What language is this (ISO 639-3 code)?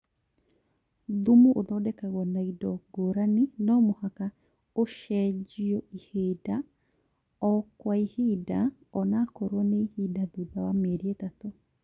kik